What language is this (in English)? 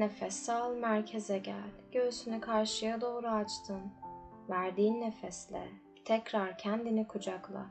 Turkish